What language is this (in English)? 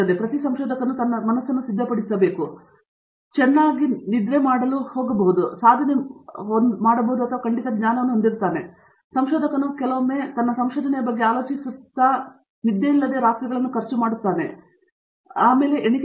Kannada